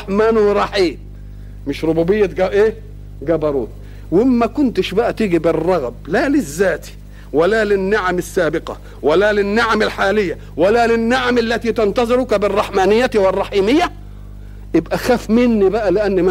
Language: Arabic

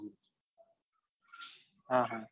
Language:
Gujarati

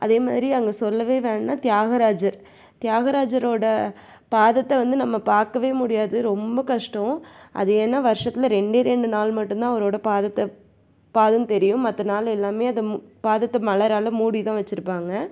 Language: Tamil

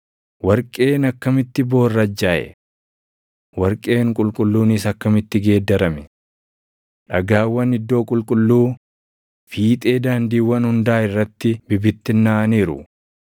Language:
Oromo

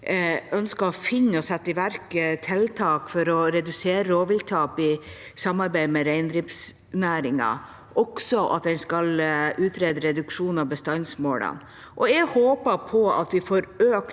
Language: Norwegian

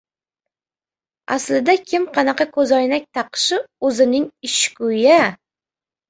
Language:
Uzbek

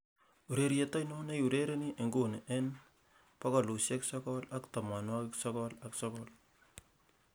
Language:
Kalenjin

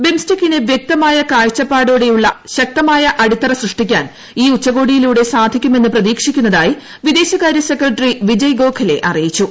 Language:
Malayalam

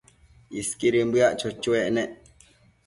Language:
Matsés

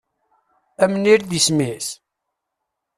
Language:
Kabyle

